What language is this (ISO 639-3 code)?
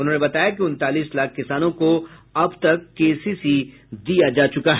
hin